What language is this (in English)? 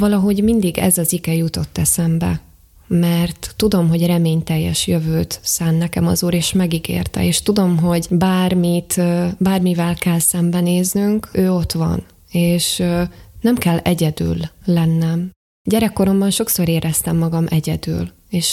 Hungarian